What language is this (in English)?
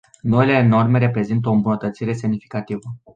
Romanian